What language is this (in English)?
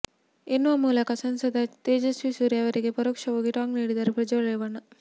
Kannada